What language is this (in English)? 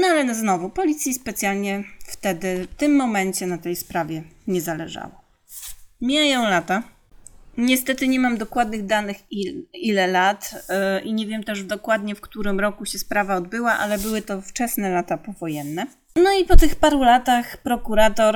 Polish